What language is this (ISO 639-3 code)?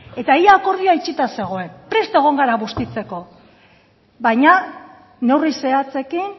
eus